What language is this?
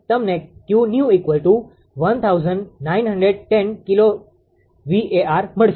Gujarati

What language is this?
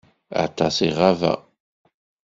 Kabyle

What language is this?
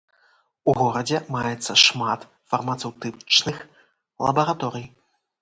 Belarusian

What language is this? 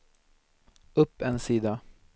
Swedish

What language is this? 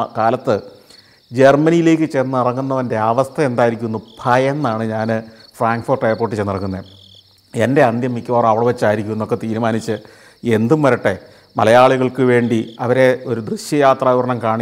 Malayalam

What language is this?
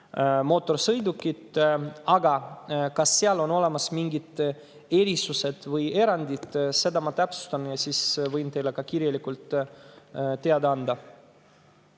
Estonian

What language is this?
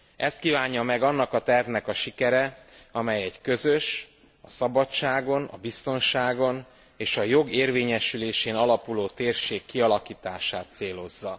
Hungarian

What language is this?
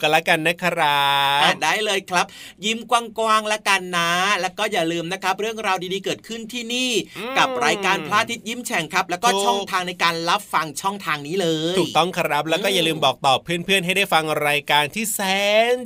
Thai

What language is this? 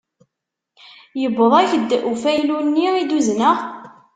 Kabyle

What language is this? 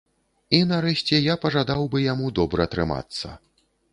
Belarusian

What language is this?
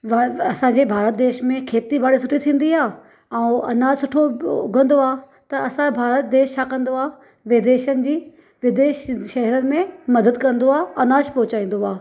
Sindhi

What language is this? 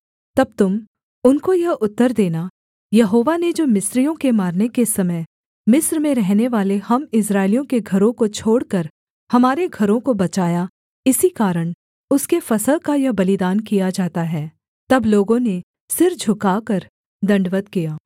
Hindi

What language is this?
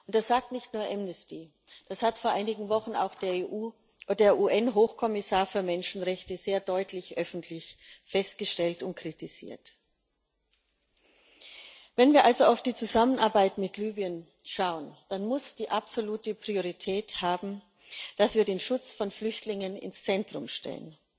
German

